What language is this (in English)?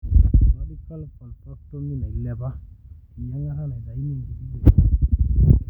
Masai